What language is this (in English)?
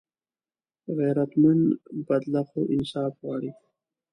Pashto